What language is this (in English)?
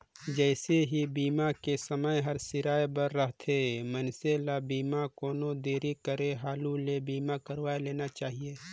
Chhattisgarhi